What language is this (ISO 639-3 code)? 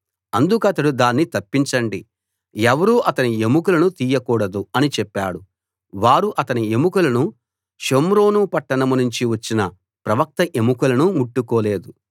tel